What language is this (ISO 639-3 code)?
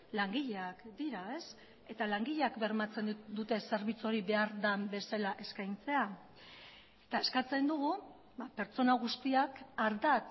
eus